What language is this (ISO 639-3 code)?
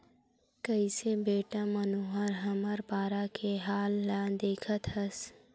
hne